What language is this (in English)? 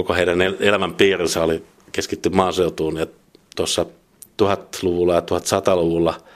Finnish